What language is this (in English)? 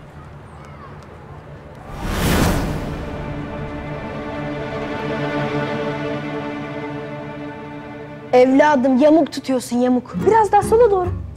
Turkish